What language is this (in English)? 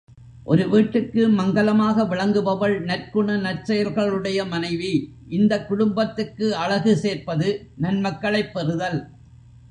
Tamil